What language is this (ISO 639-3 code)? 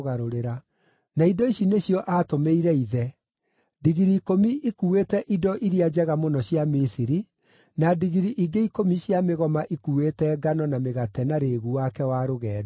kik